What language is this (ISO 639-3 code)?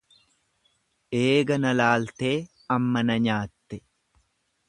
orm